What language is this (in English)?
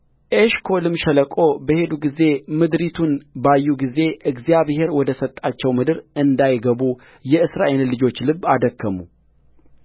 Amharic